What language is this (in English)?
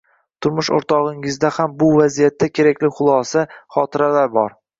Uzbek